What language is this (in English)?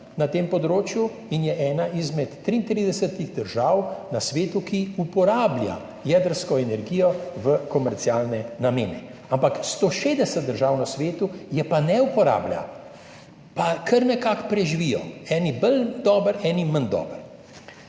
Slovenian